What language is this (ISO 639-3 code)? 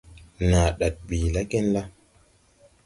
tui